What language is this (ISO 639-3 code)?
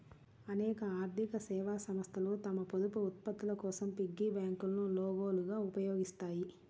tel